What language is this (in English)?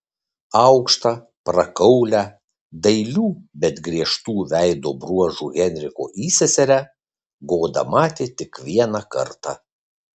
Lithuanian